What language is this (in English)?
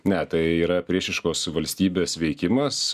Lithuanian